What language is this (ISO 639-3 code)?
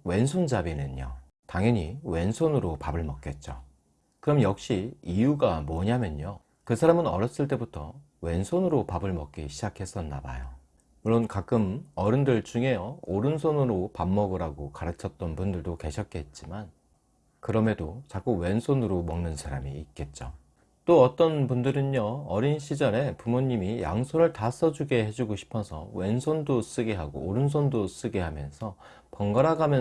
kor